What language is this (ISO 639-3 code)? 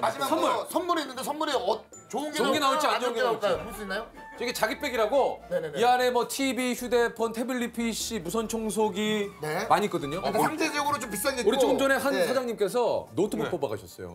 kor